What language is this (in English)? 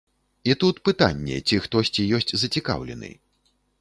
Belarusian